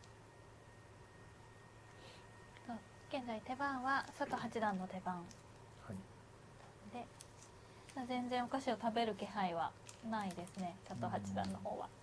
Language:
Japanese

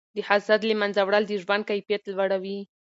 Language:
Pashto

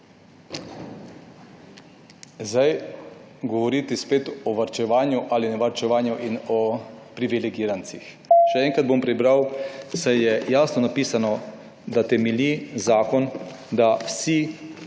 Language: Slovenian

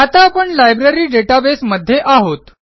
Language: Marathi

